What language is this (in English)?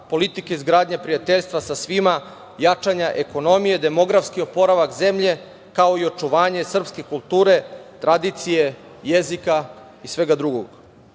Serbian